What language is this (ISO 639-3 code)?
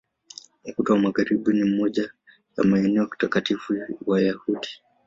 swa